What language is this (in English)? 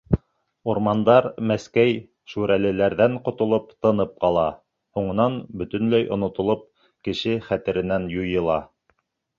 Bashkir